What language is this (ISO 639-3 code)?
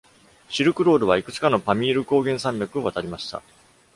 jpn